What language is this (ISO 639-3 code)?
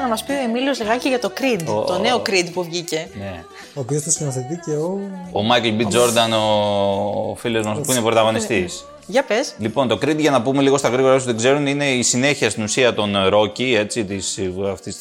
ell